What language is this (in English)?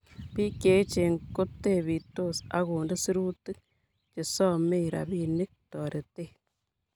Kalenjin